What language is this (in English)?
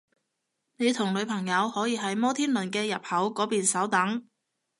Cantonese